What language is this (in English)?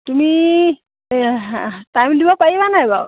Assamese